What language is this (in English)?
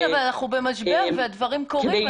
Hebrew